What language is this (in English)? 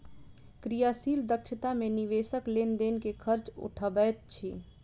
Maithili